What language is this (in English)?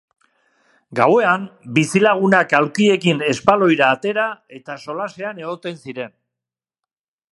Basque